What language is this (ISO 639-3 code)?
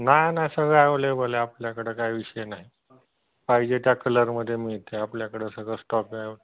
mar